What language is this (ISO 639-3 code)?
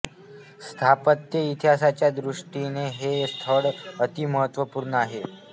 mar